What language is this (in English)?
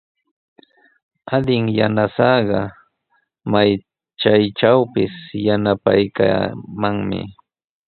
Sihuas Ancash Quechua